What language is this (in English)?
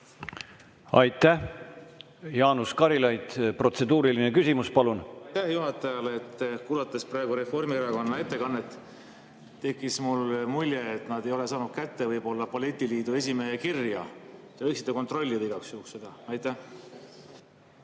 Estonian